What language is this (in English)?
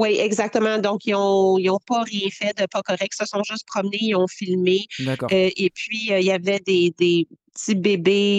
French